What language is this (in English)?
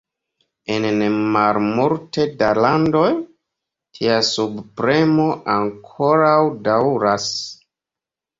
Esperanto